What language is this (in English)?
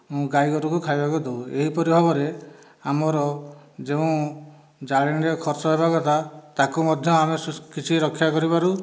Odia